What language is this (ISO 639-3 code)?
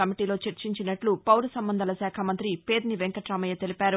tel